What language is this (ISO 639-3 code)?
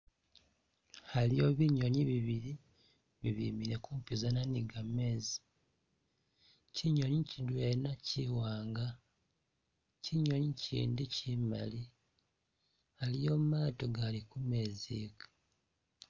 myx